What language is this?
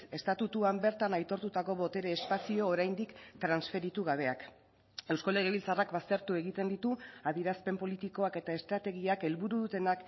Basque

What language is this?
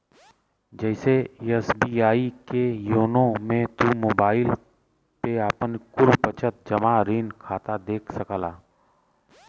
Bhojpuri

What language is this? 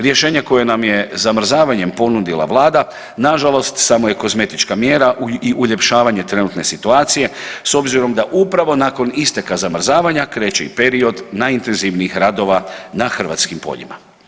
Croatian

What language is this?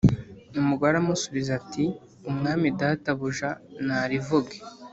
Kinyarwanda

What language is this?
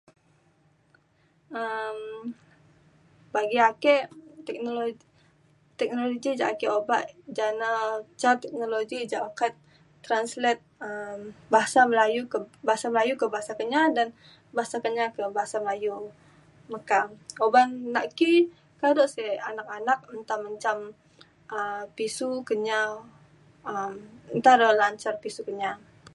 Mainstream Kenyah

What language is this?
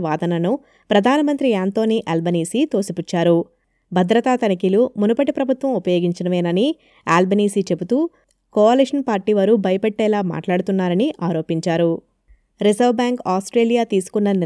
Telugu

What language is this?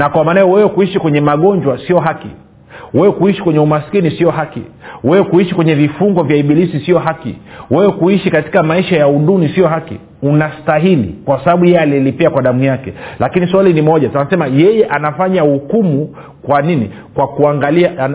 Swahili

